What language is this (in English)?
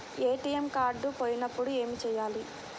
Telugu